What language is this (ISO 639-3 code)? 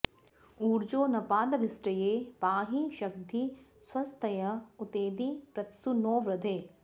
san